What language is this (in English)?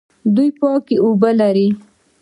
Pashto